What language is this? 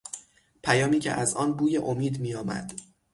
Persian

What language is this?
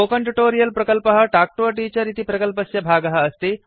Sanskrit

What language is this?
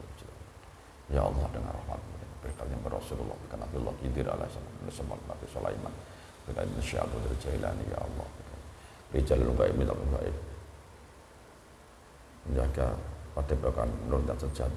Indonesian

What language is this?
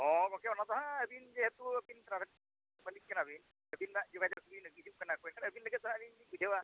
Santali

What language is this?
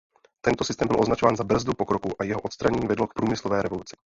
Czech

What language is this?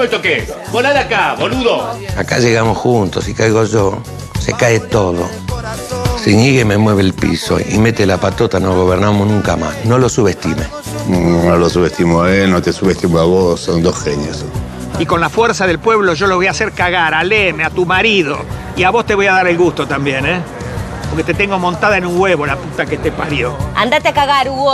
Spanish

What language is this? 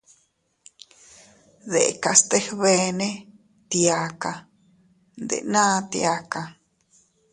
Teutila Cuicatec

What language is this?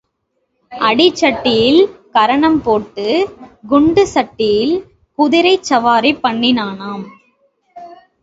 Tamil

